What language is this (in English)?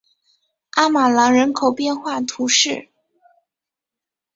Chinese